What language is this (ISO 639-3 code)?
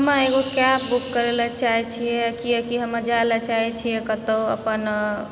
mai